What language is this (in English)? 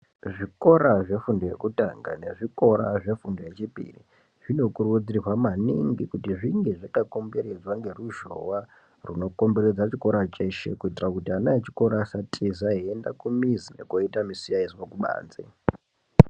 Ndau